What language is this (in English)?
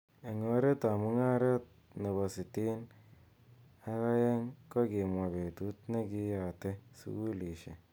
Kalenjin